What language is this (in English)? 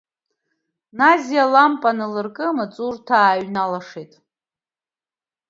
Abkhazian